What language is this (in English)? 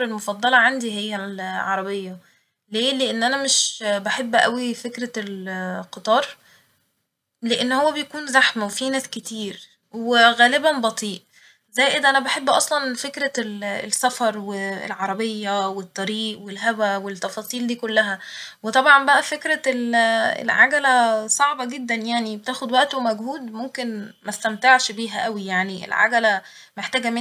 Egyptian Arabic